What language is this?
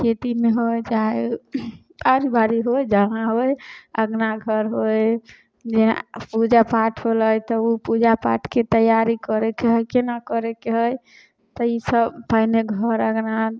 Maithili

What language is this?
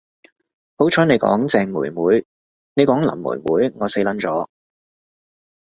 Cantonese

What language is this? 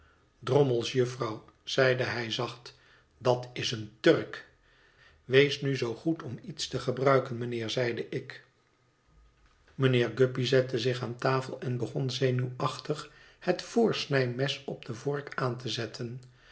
Dutch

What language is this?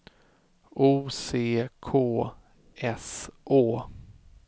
Swedish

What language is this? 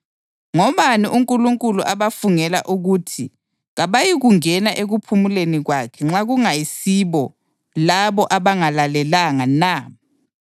North Ndebele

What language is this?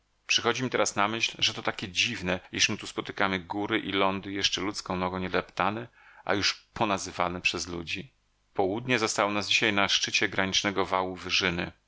Polish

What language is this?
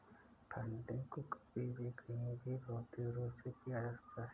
Hindi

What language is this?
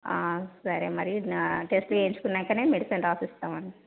Telugu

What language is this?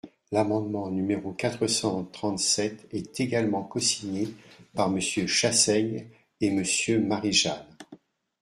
French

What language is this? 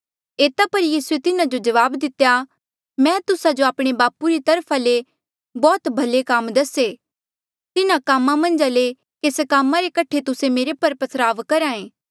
Mandeali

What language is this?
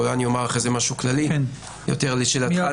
Hebrew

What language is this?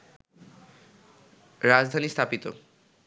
Bangla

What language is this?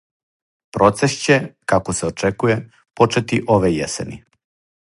Serbian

